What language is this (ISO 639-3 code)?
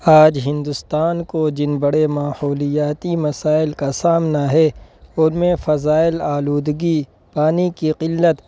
urd